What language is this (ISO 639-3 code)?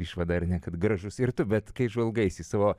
lit